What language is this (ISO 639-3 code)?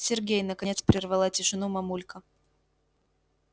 rus